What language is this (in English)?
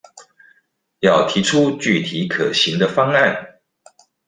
Chinese